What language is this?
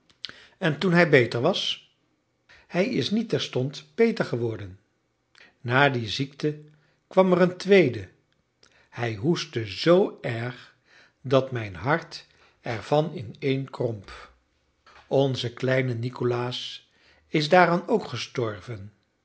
Dutch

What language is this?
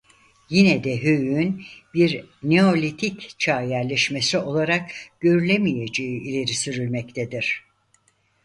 Turkish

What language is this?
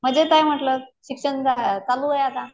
Marathi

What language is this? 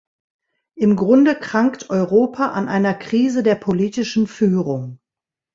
German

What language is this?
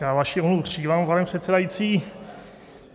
Czech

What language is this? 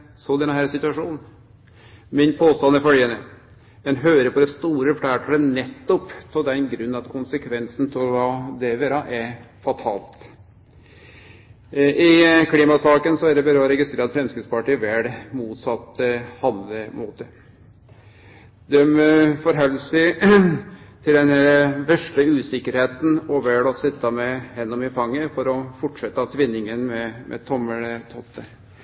Norwegian Nynorsk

